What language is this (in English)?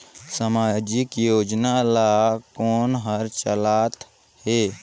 Chhattisgarhi